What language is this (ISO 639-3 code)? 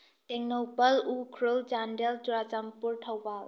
mni